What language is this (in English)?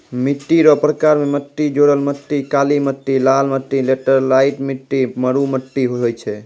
Maithili